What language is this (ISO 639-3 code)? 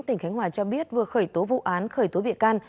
vie